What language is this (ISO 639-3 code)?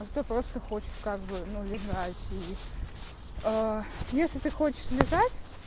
rus